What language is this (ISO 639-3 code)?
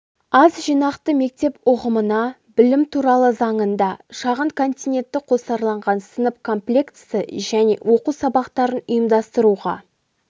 kaz